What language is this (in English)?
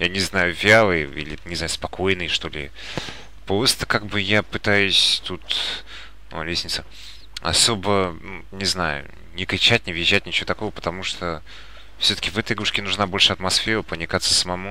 Russian